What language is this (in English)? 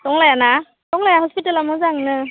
Bodo